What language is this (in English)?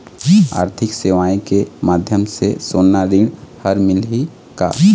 Chhattisgarhi